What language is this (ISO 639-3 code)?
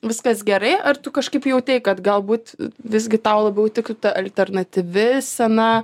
lit